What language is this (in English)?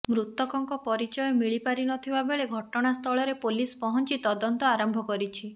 Odia